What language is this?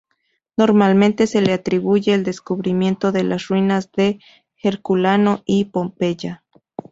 Spanish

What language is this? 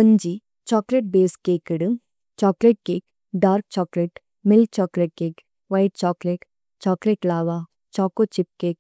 Tulu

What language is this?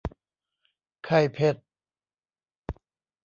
Thai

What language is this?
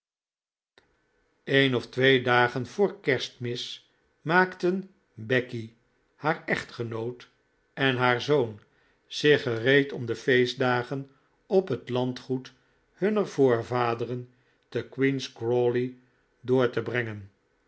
Dutch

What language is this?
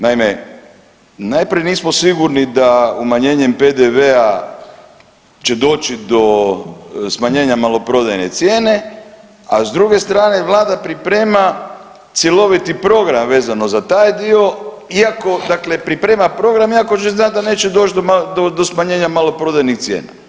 Croatian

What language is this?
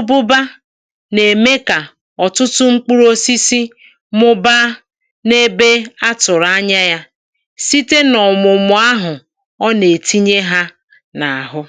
Igbo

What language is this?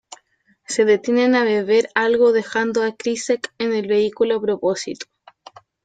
Spanish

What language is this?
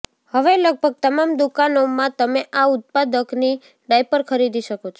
Gujarati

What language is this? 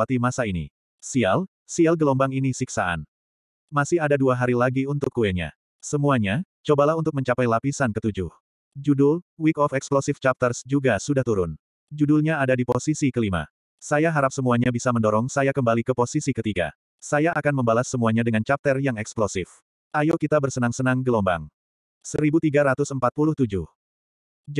Indonesian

